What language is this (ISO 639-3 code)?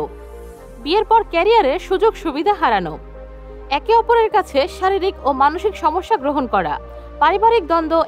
ben